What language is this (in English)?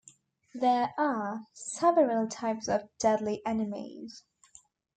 English